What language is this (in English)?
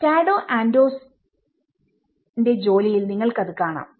Malayalam